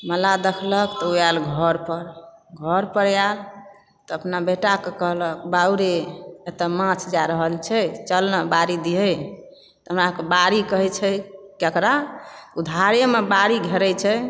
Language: Maithili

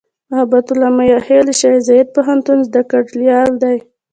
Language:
Pashto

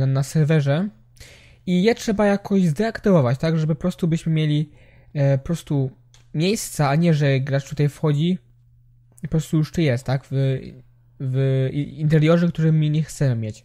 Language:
Polish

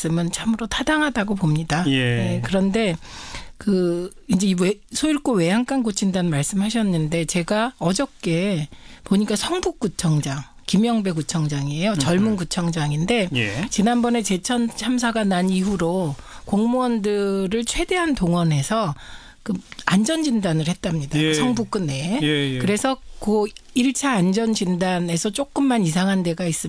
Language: Korean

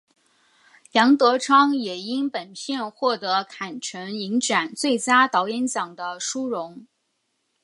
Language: Chinese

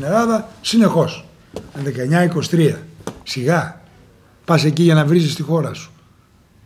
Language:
Greek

